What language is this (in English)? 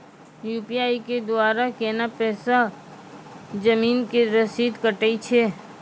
Maithili